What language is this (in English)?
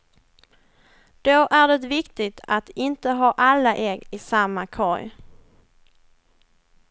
Swedish